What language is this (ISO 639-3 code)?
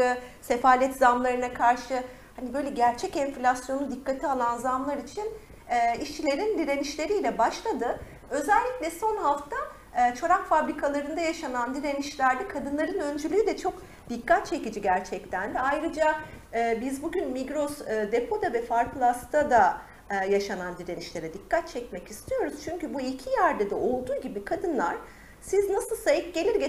tur